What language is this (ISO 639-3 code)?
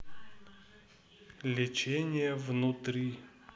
rus